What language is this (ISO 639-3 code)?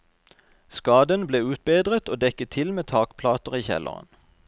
nor